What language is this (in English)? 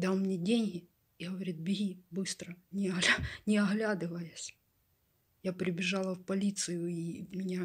Russian